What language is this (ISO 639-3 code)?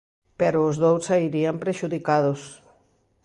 glg